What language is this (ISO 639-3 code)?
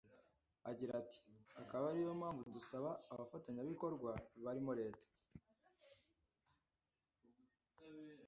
kin